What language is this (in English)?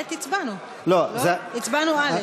Hebrew